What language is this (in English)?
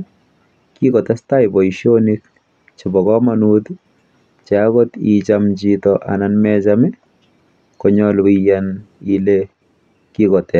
Kalenjin